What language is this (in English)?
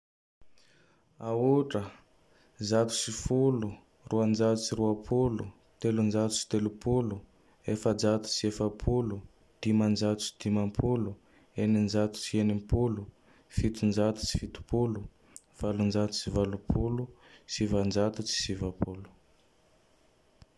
Tandroy-Mahafaly Malagasy